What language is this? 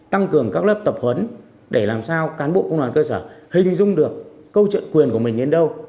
Vietnamese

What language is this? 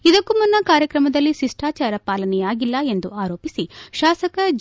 Kannada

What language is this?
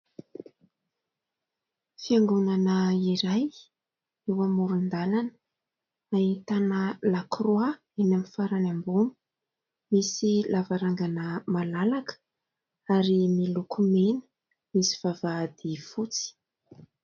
Malagasy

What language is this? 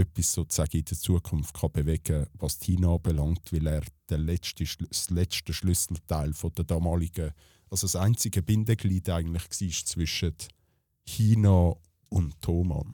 German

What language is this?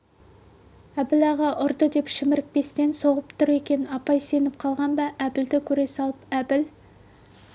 Kazakh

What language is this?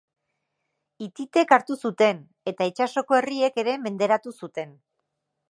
Basque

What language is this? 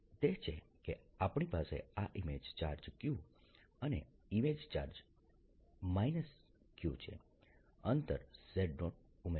Gujarati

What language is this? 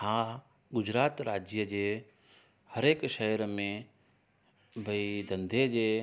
Sindhi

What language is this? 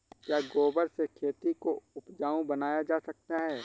Hindi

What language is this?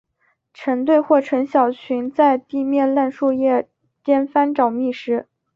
Chinese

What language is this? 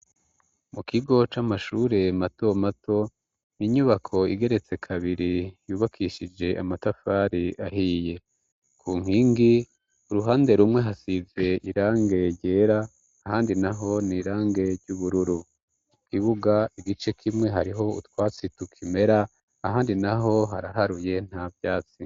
Rundi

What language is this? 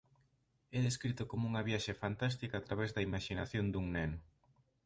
Galician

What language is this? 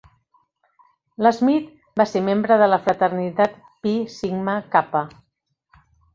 Catalan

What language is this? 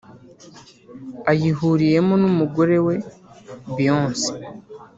Kinyarwanda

